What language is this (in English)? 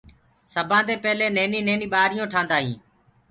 Gurgula